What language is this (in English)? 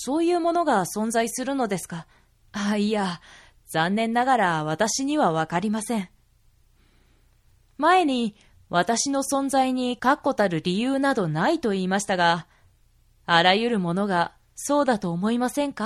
Japanese